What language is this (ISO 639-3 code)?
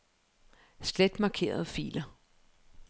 dan